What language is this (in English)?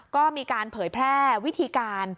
Thai